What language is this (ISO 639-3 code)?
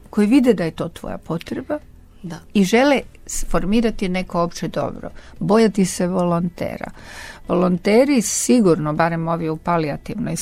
hrv